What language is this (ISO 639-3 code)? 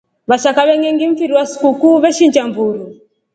rof